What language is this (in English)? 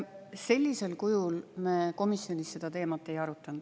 Estonian